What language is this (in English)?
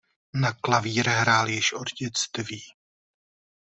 Czech